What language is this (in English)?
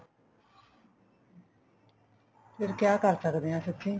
Punjabi